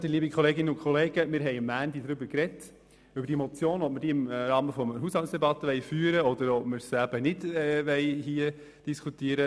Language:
Swiss German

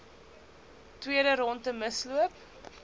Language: Afrikaans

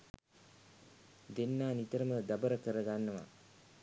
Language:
Sinhala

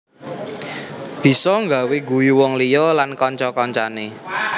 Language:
Javanese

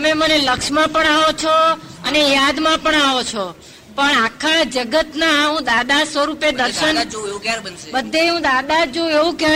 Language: Gujarati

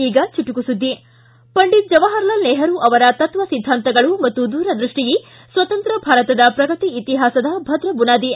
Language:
Kannada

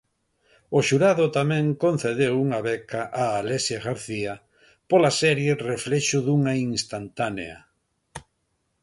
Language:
Galician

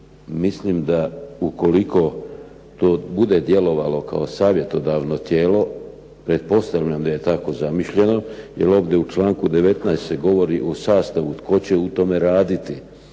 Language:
Croatian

